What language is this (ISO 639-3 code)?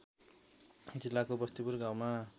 nep